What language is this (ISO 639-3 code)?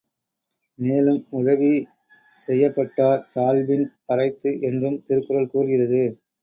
tam